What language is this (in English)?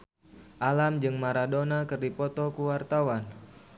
Sundanese